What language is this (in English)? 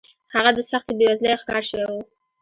Pashto